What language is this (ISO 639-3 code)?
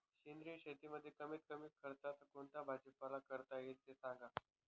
mar